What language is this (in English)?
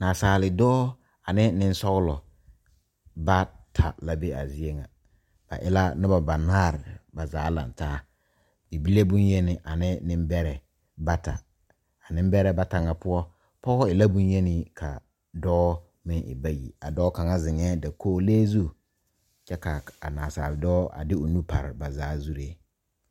Southern Dagaare